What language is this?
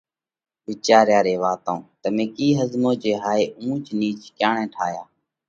Parkari Koli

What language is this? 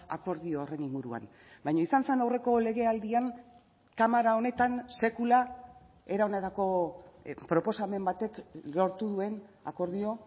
Basque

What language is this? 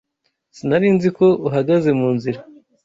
Kinyarwanda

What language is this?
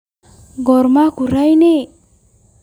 Somali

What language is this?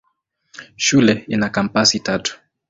Swahili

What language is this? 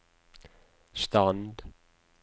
Norwegian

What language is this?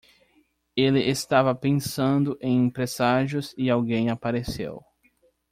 Portuguese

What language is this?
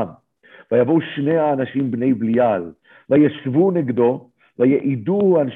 Hebrew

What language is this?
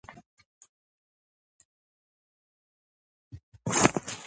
Georgian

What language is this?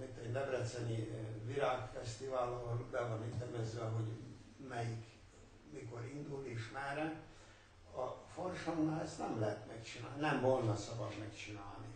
Hungarian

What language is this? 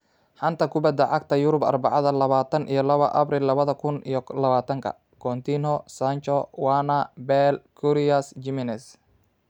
Somali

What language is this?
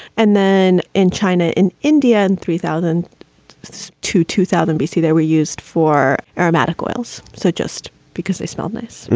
English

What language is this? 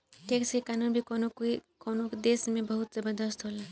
Bhojpuri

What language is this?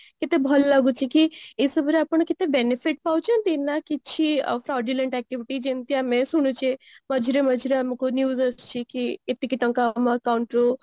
Odia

